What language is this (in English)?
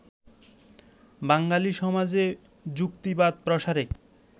Bangla